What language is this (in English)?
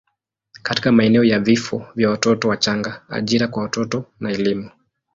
Swahili